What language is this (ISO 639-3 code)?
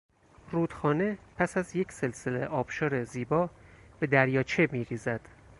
fas